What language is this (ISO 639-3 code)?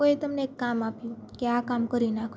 guj